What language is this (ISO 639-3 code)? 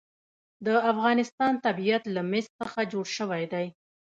pus